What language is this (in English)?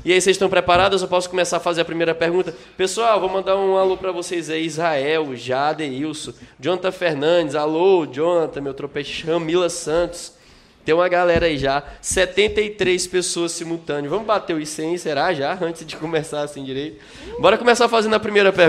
Portuguese